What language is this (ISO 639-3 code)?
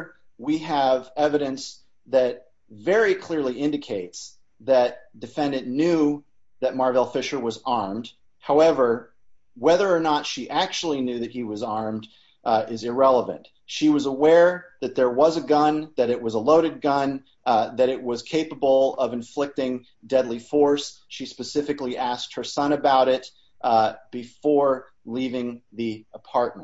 eng